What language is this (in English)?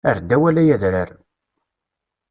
Kabyle